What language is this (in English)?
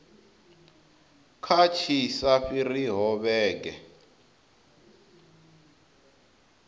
Venda